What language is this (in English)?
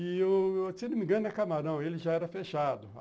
Portuguese